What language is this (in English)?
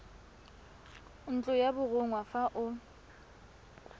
Tswana